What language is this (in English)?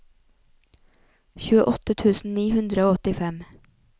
Norwegian